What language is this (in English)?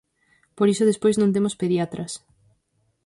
Galician